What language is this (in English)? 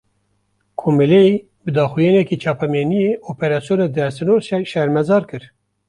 Kurdish